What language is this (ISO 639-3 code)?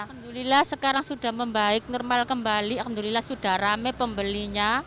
ind